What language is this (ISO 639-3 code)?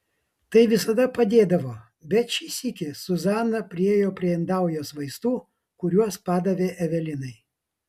lit